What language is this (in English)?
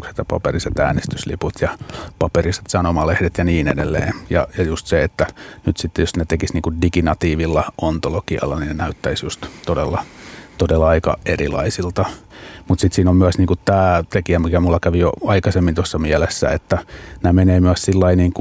Finnish